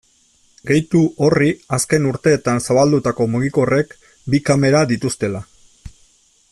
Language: Basque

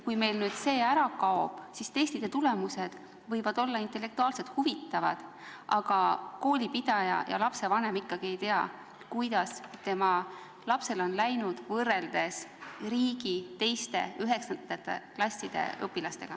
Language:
Estonian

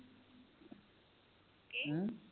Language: Punjabi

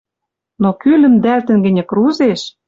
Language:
Western Mari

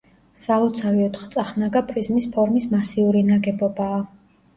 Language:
Georgian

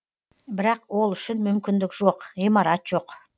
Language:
Kazakh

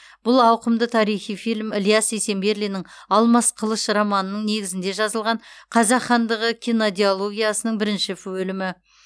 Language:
Kazakh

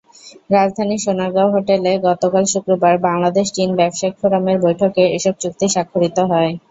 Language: Bangla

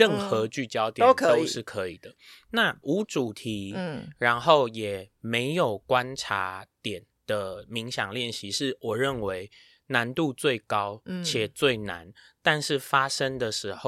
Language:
Chinese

